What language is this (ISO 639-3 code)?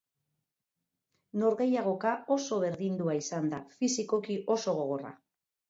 eus